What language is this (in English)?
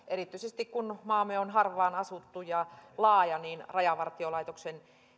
Finnish